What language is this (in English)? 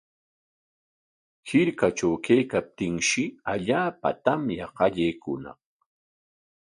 Corongo Ancash Quechua